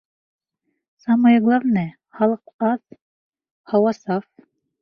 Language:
Bashkir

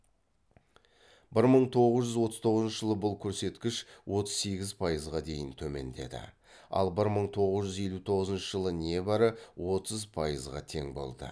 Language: Kazakh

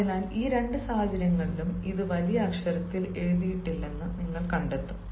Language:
Malayalam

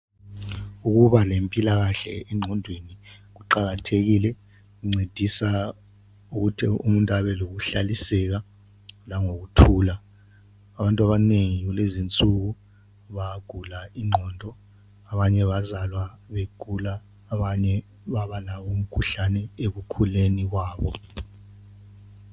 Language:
North Ndebele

